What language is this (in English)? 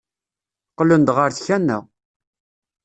Kabyle